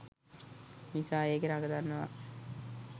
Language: Sinhala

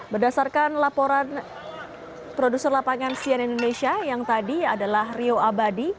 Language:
Indonesian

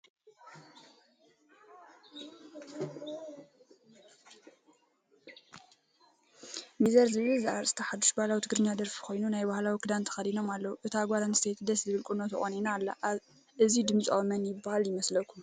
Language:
Tigrinya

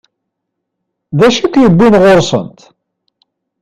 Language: Kabyle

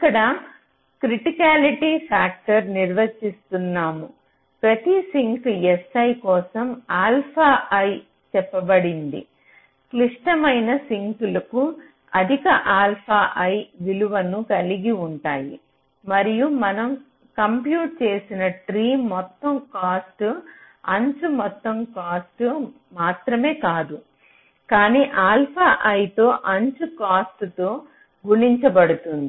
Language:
Telugu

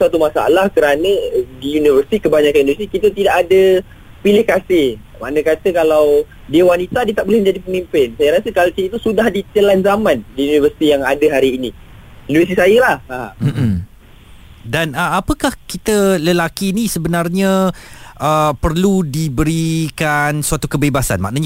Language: Malay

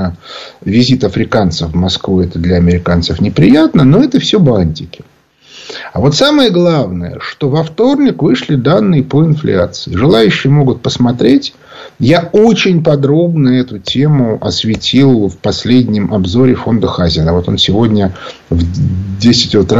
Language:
Russian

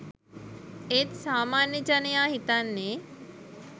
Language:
Sinhala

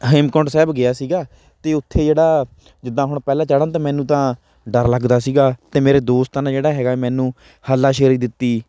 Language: Punjabi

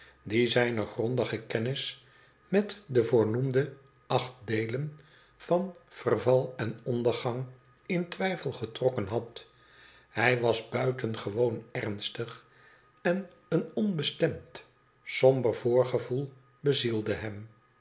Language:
Dutch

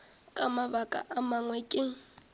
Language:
Northern Sotho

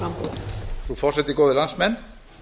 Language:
Icelandic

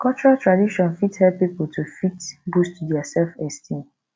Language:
Nigerian Pidgin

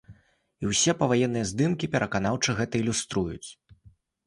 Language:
Belarusian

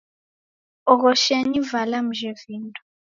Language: Taita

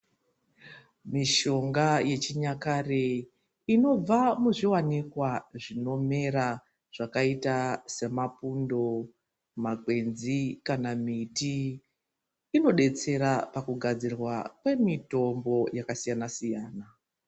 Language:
Ndau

